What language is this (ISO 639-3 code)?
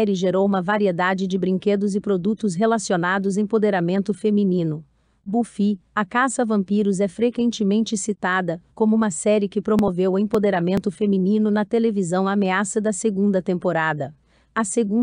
por